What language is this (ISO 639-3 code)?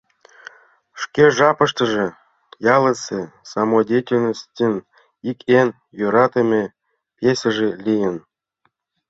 chm